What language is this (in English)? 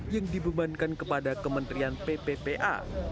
Indonesian